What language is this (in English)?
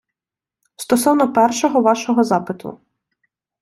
Ukrainian